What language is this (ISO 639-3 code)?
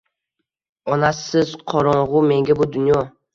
uzb